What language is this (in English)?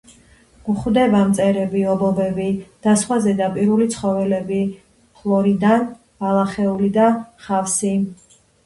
Georgian